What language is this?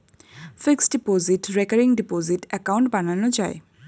Bangla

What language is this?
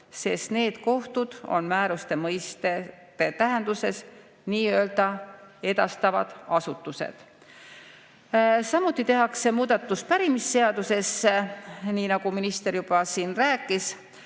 Estonian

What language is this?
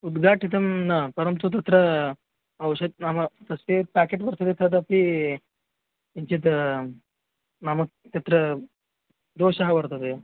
Sanskrit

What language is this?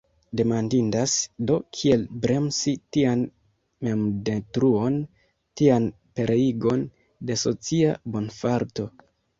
Esperanto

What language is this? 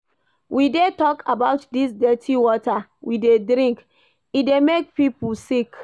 Nigerian Pidgin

